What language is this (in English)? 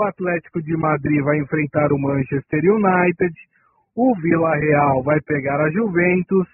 Portuguese